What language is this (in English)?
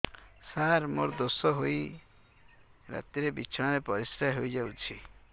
Odia